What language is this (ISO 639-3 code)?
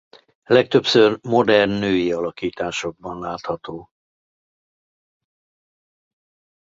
hun